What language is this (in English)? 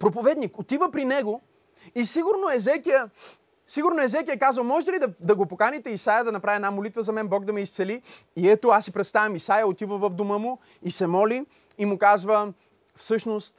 Bulgarian